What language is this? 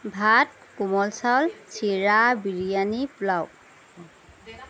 Assamese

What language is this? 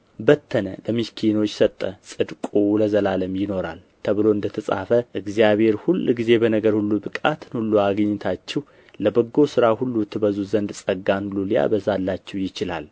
Amharic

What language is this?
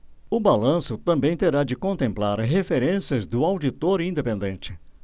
Portuguese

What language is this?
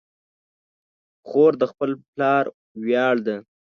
Pashto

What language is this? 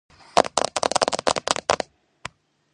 Georgian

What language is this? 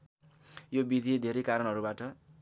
Nepali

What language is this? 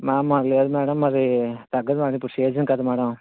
Telugu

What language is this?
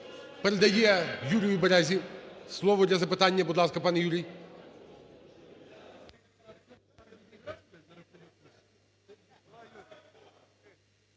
Ukrainian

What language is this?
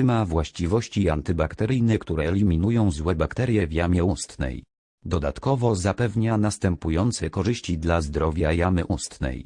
Polish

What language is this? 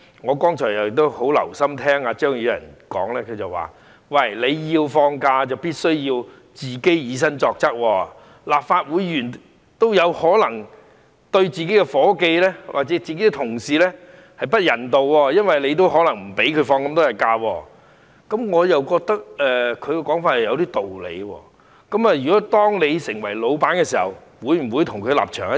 Cantonese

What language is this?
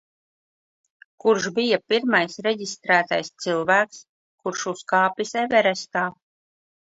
Latvian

